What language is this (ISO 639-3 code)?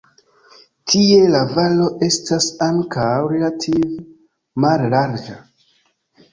epo